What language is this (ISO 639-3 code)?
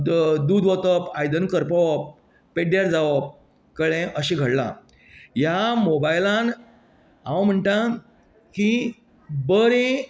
kok